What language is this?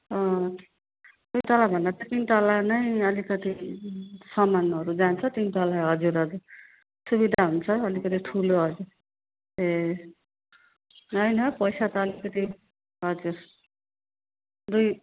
Nepali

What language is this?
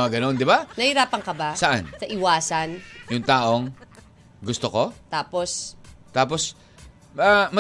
Filipino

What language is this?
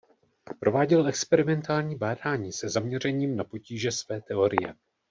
Czech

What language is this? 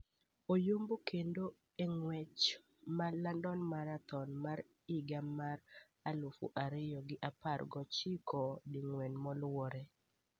Luo (Kenya and Tanzania)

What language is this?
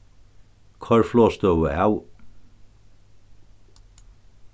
Faroese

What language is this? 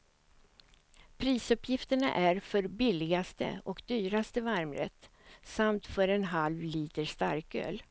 Swedish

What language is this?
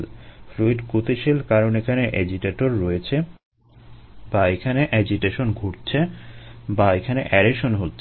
Bangla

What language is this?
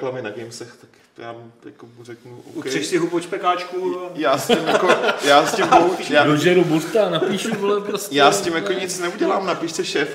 Czech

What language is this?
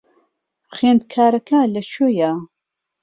Central Kurdish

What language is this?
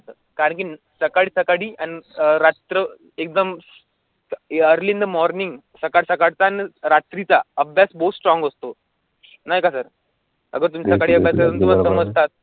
Marathi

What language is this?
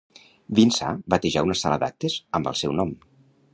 Catalan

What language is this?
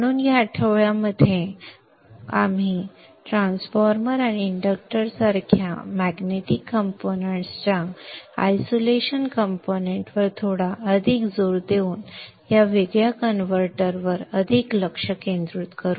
Marathi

